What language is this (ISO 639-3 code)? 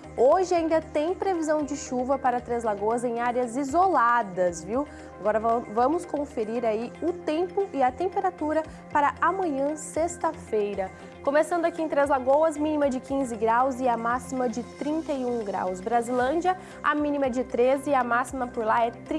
por